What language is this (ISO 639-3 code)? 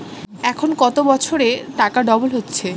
ben